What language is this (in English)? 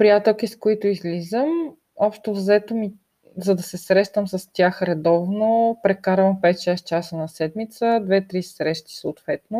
Bulgarian